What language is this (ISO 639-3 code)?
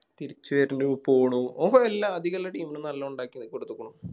mal